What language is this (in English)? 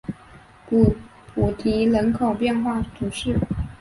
Chinese